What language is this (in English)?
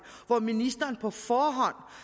Danish